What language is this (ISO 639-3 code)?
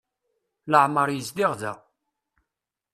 kab